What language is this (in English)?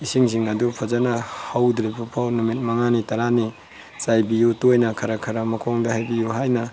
Manipuri